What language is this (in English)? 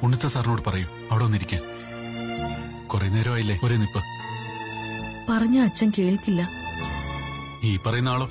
Arabic